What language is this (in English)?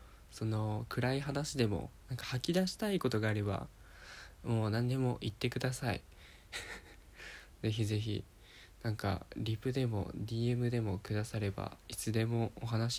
Japanese